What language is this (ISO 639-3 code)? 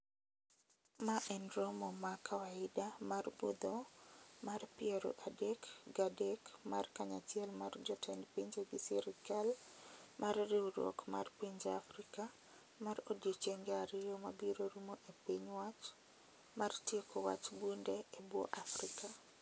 luo